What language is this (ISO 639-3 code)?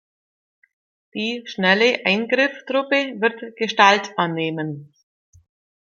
deu